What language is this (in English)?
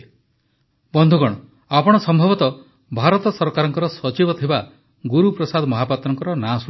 Odia